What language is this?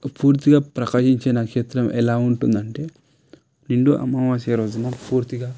Telugu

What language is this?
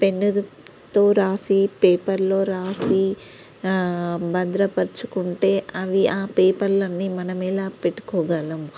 Telugu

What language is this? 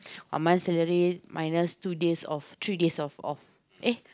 English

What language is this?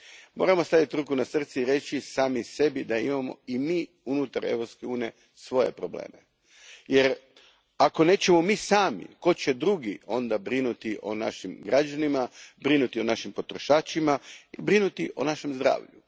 Croatian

